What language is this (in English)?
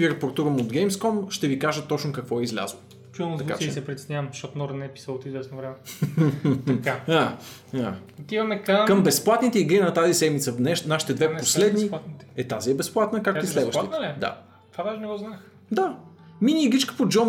Bulgarian